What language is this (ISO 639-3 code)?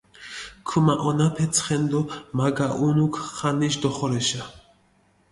xmf